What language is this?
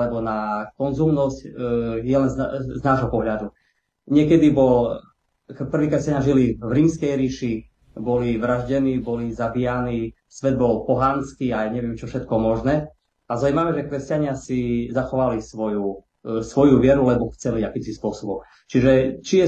Slovak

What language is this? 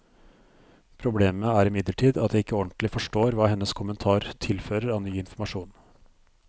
Norwegian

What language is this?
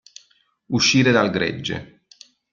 Italian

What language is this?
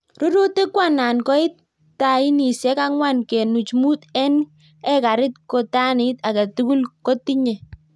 Kalenjin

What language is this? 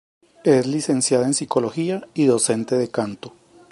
Spanish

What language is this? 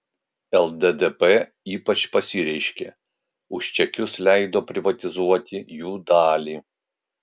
Lithuanian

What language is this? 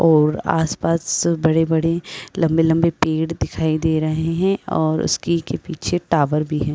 Hindi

